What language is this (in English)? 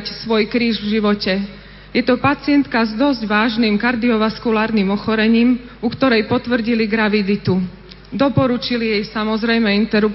Slovak